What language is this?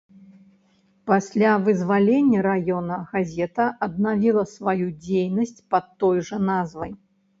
Belarusian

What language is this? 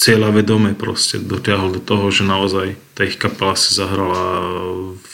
Slovak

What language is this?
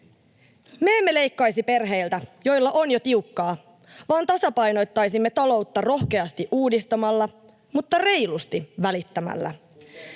Finnish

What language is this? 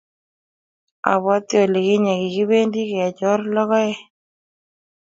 Kalenjin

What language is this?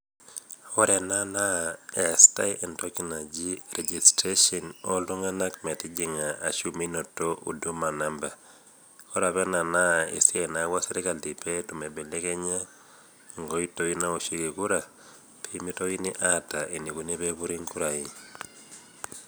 Masai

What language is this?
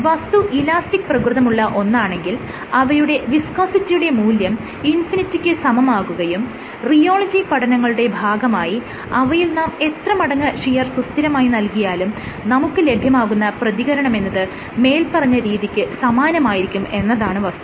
Malayalam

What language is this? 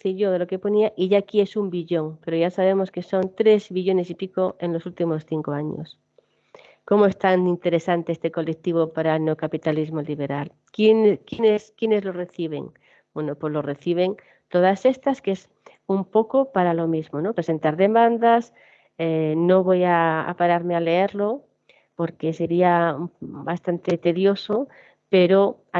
Spanish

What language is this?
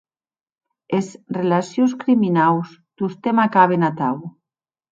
Occitan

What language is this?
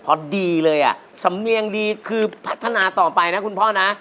Thai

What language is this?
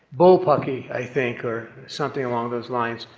English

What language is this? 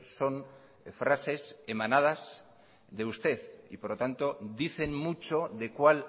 Spanish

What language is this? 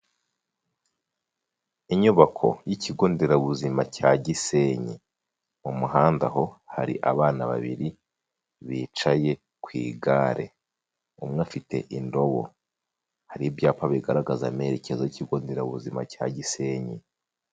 Kinyarwanda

